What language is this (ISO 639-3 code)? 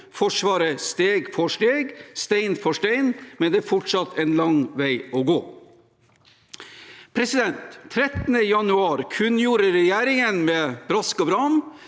nor